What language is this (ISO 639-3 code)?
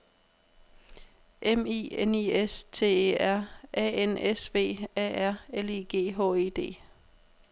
dan